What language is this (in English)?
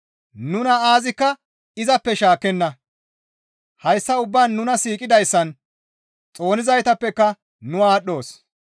Gamo